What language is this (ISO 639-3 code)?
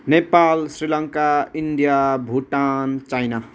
nep